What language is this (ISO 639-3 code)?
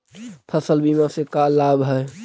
mag